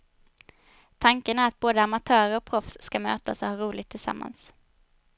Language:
Swedish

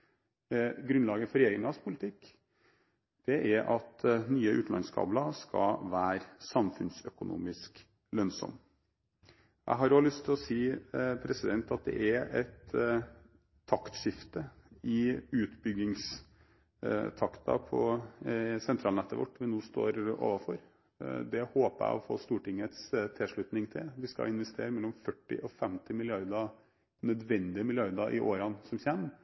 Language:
Norwegian Bokmål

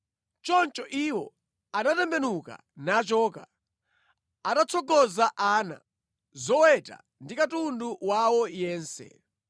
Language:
Nyanja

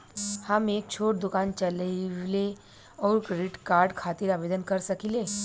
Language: Bhojpuri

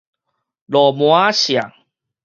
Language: Min Nan Chinese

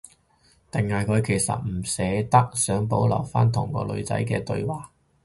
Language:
Cantonese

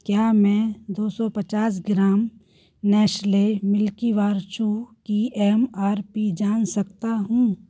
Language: Hindi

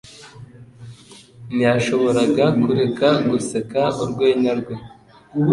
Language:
Kinyarwanda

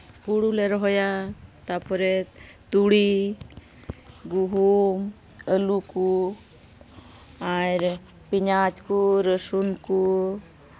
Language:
Santali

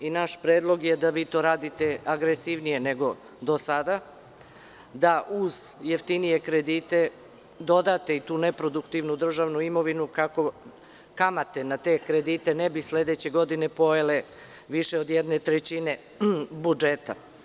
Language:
Serbian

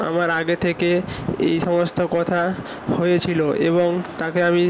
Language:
Bangla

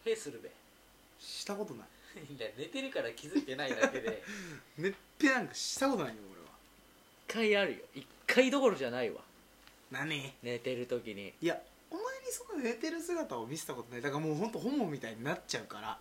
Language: Japanese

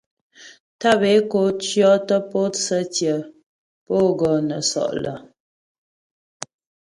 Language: Ghomala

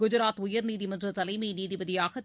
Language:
Tamil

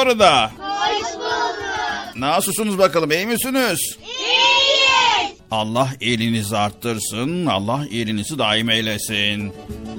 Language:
Turkish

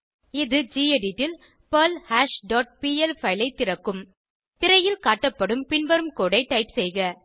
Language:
Tamil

